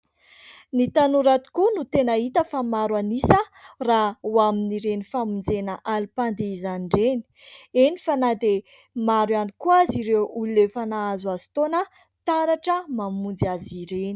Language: Malagasy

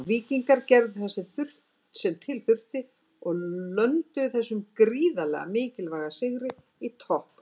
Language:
Icelandic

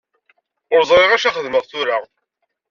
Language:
Kabyle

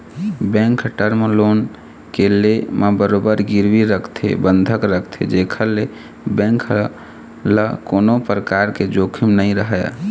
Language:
Chhattisgarhi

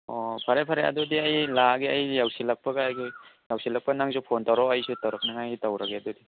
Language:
Manipuri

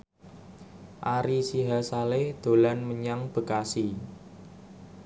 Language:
Javanese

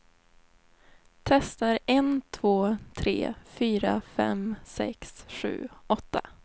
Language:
Swedish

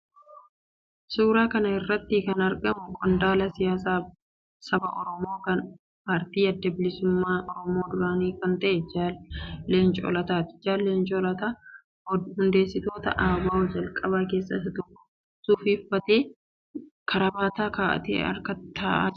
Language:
Oromo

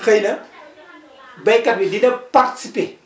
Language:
Wolof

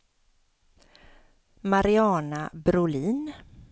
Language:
Swedish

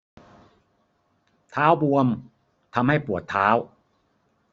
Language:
Thai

